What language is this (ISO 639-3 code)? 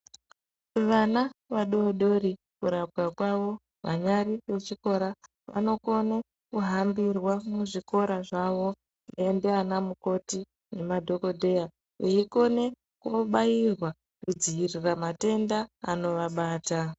ndc